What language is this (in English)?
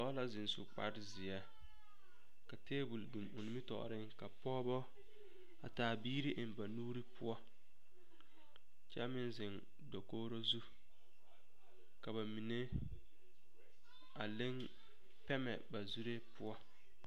Southern Dagaare